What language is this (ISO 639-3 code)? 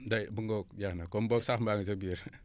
wol